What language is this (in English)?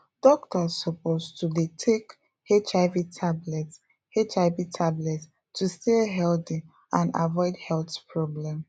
Nigerian Pidgin